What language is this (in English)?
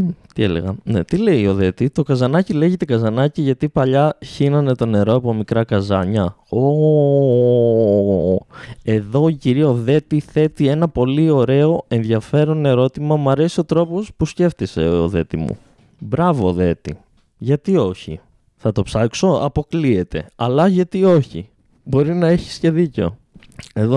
Greek